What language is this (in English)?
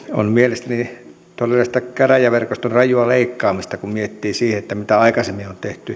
Finnish